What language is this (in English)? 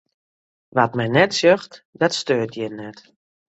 Western Frisian